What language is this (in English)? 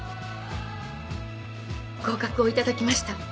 Japanese